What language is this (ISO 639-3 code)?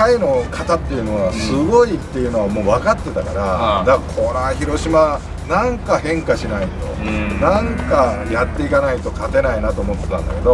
jpn